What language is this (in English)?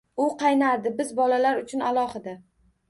Uzbek